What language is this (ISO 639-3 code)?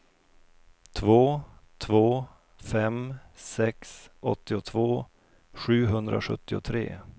swe